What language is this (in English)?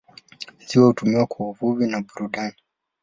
Swahili